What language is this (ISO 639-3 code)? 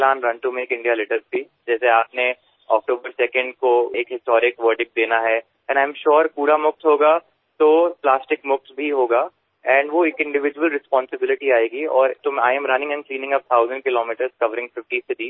hin